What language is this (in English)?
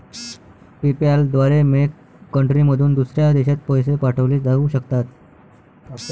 Marathi